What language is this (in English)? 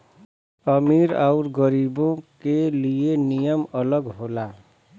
Bhojpuri